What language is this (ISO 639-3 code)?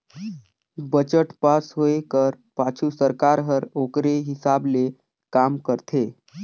hne